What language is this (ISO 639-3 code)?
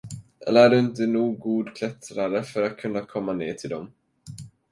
swe